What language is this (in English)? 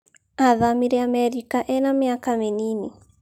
Kikuyu